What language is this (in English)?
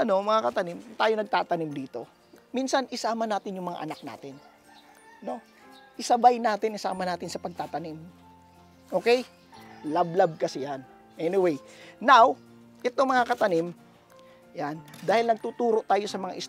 Filipino